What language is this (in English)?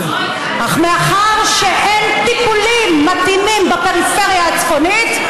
Hebrew